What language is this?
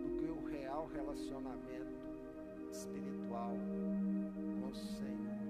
Portuguese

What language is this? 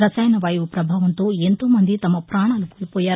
Telugu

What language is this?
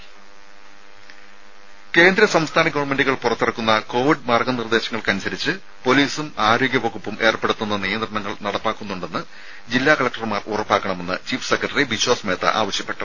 Malayalam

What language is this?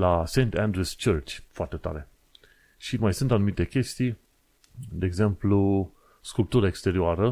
Romanian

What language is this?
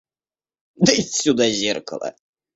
Russian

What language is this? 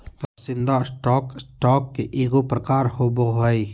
Magahi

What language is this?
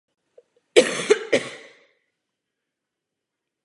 Czech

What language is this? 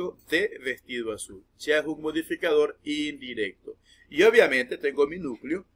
Spanish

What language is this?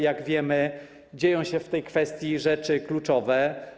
Polish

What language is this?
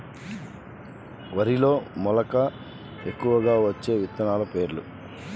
Telugu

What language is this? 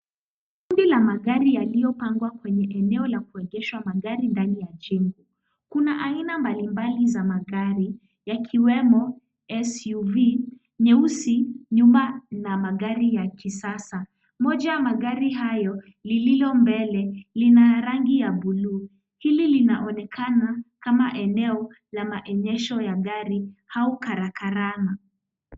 Swahili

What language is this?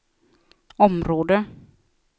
Swedish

